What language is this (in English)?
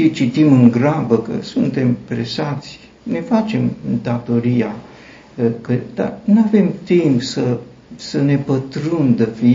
Romanian